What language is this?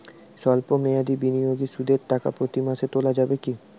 Bangla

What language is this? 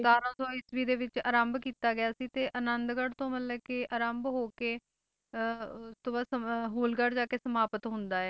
Punjabi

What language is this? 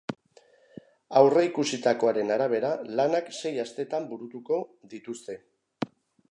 Basque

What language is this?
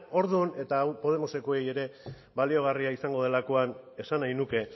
Basque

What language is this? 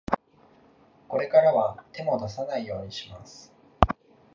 Japanese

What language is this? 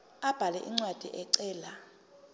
Zulu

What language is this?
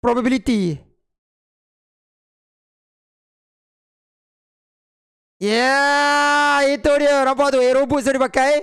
Malay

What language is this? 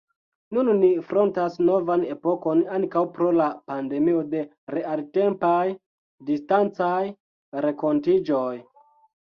Esperanto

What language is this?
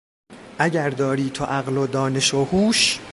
Persian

